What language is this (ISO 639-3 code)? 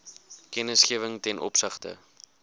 afr